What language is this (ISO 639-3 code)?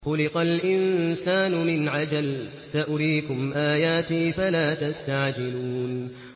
ara